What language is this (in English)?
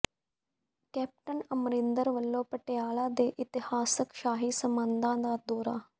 Punjabi